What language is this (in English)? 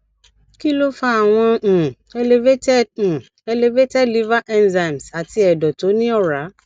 Yoruba